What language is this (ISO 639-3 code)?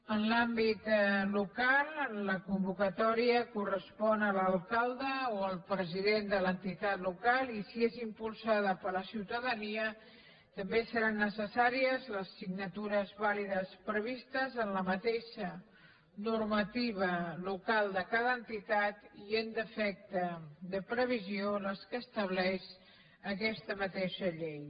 cat